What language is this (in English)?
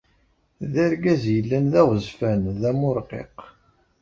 Kabyle